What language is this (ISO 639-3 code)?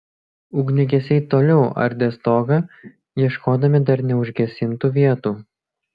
lit